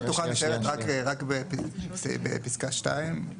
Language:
Hebrew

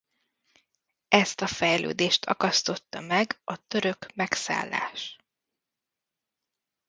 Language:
Hungarian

